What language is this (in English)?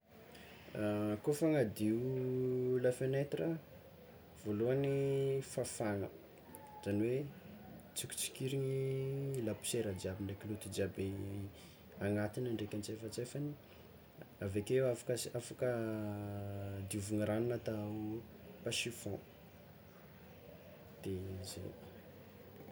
Tsimihety Malagasy